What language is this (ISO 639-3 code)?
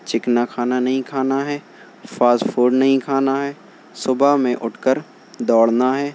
urd